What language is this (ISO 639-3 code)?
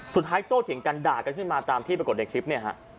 tha